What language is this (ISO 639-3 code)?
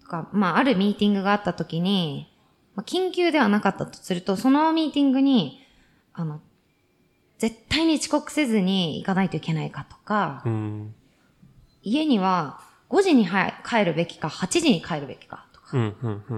jpn